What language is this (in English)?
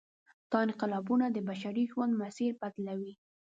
Pashto